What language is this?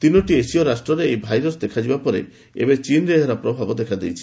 Odia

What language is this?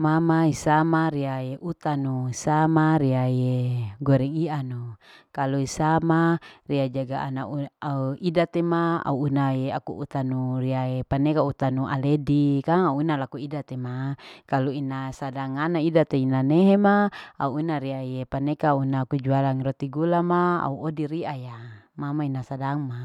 Larike-Wakasihu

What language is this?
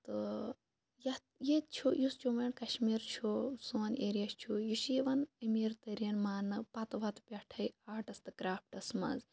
Kashmiri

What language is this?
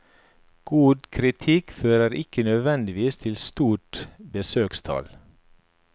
Norwegian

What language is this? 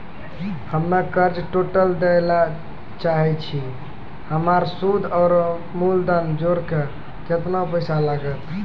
Maithili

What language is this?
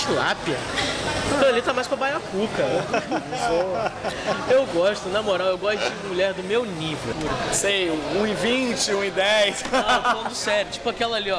Portuguese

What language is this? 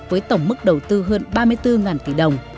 Vietnamese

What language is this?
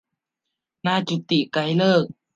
Thai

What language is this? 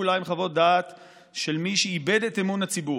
Hebrew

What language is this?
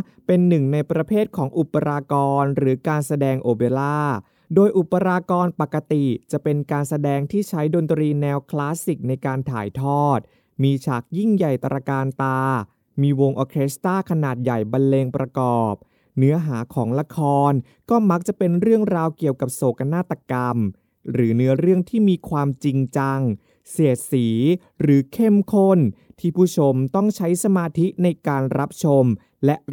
Thai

